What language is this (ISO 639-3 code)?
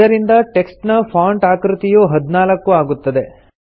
kan